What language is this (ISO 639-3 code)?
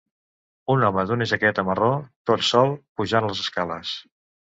cat